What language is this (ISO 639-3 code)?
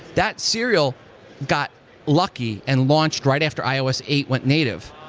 eng